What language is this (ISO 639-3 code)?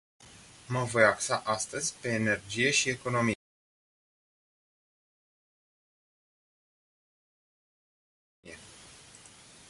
ron